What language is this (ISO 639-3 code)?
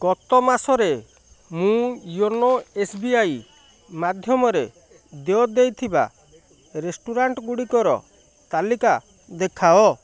ori